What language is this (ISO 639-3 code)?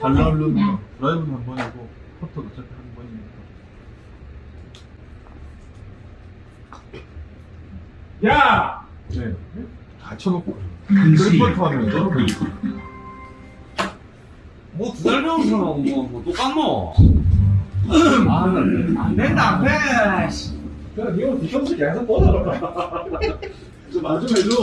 kor